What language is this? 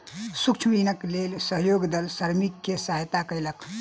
Maithili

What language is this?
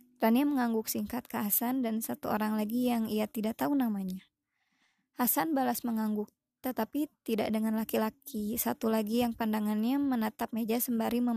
Indonesian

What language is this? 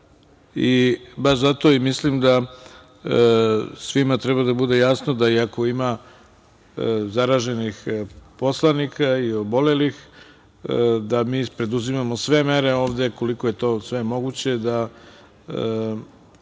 Serbian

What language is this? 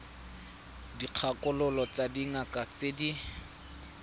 Tswana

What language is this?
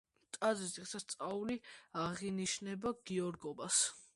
Georgian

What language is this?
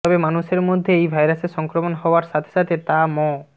Bangla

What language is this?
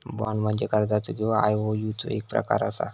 Marathi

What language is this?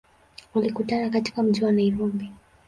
Swahili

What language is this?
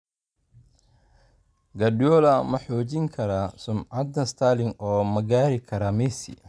Somali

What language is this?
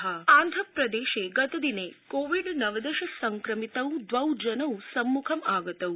Sanskrit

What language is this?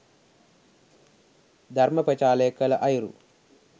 Sinhala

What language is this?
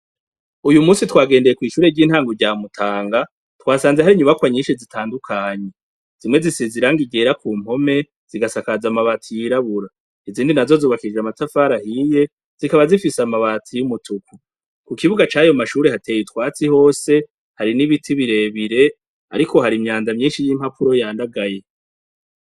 Rundi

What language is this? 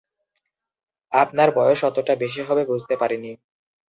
Bangla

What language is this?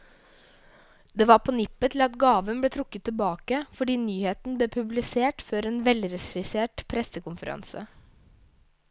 Norwegian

